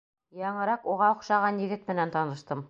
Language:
Bashkir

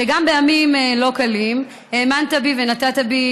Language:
Hebrew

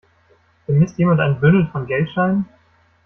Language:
German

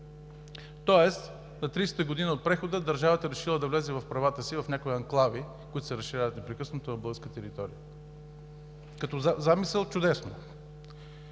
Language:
Bulgarian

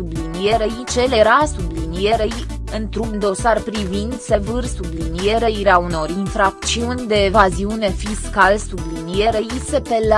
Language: Romanian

